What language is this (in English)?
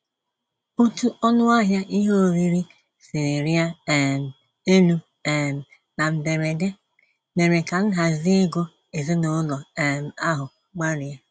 Igbo